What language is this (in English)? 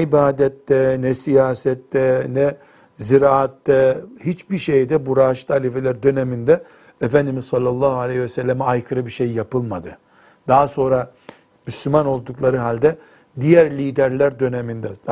Turkish